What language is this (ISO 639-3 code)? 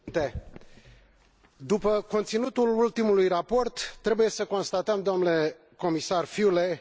ron